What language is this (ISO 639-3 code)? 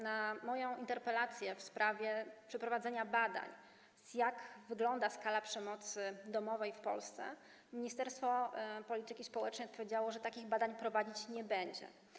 pol